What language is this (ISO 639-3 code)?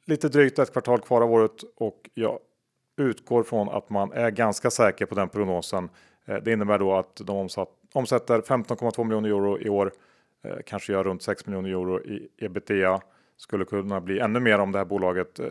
swe